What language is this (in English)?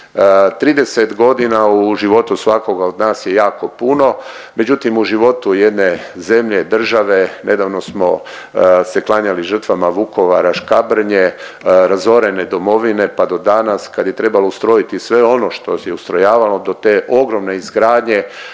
Croatian